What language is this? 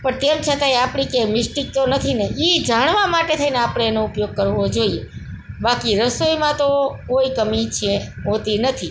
Gujarati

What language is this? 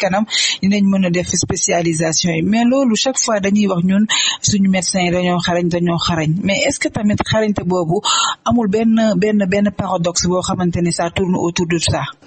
French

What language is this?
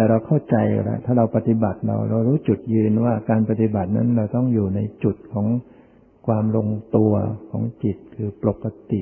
Thai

